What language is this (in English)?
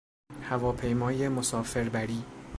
Persian